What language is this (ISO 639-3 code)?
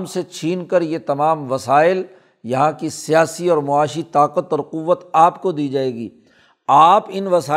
urd